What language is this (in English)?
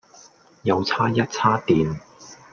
Cantonese